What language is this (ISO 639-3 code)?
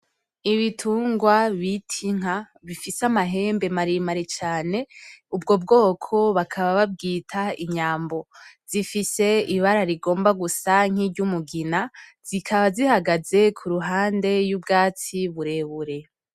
run